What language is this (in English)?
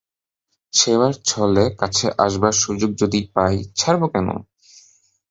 Bangla